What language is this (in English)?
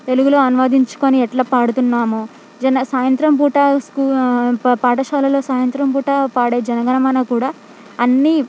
Telugu